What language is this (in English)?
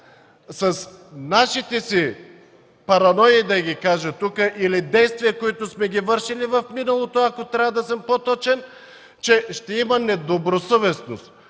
Bulgarian